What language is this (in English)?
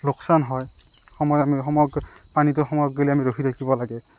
Assamese